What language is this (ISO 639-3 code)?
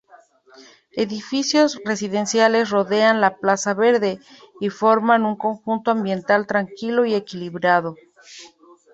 spa